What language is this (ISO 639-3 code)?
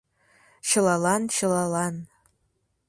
chm